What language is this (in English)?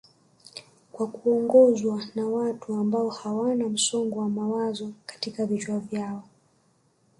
Swahili